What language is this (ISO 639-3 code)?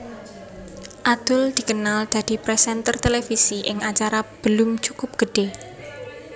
jav